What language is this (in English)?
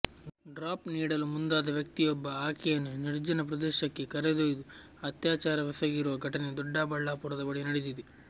Kannada